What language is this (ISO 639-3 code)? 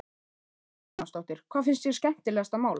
isl